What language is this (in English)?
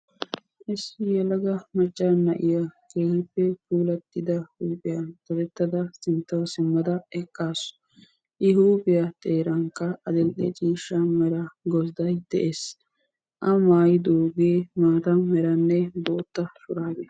Wolaytta